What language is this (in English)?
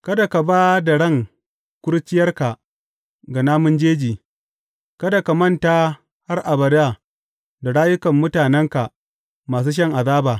Hausa